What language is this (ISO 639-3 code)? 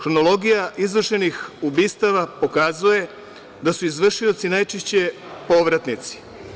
srp